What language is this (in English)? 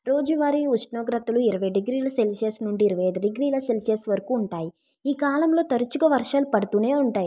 Telugu